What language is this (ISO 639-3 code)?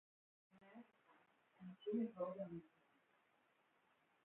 heb